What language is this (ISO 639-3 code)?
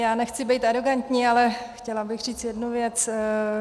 ces